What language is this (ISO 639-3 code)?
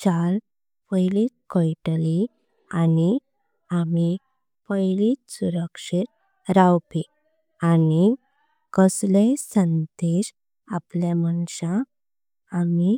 kok